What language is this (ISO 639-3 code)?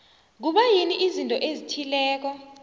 nbl